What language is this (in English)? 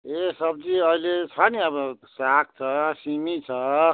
Nepali